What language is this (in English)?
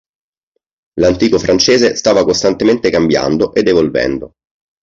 Italian